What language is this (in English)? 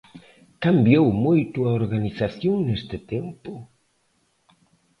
Galician